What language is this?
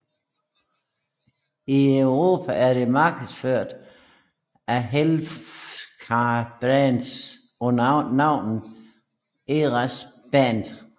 Danish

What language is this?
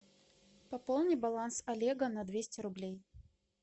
Russian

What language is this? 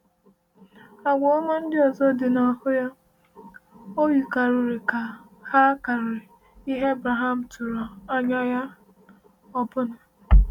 Igbo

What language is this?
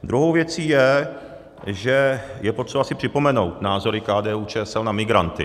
Czech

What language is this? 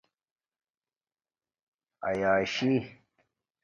Domaaki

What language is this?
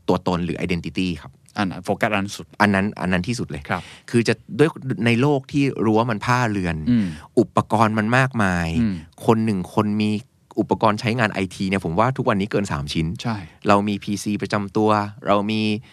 Thai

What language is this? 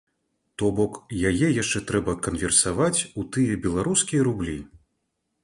Belarusian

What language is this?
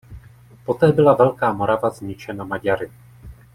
Czech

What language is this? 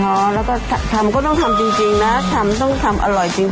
Thai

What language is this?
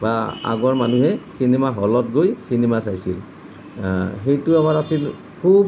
Assamese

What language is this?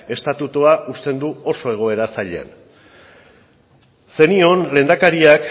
Basque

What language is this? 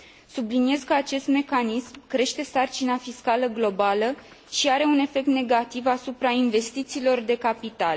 Romanian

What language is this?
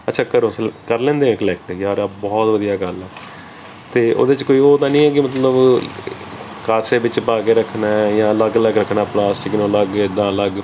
Punjabi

